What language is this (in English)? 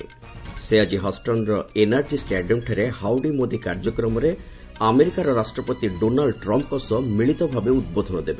Odia